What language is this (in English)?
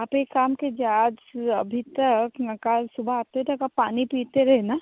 Hindi